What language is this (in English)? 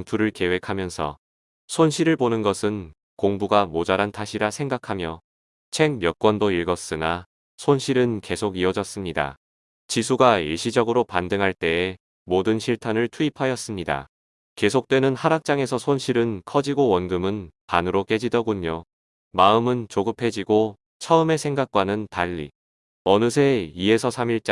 Korean